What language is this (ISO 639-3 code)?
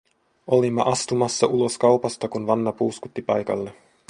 fin